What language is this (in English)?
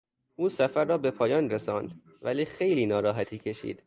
Persian